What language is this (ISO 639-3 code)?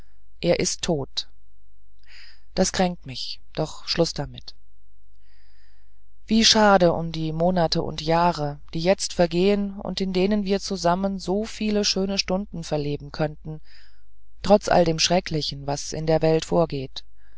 deu